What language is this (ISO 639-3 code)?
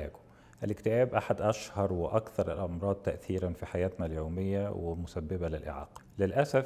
ara